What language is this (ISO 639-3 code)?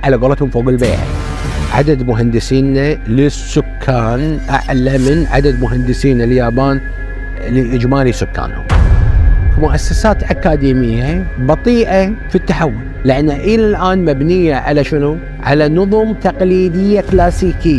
ara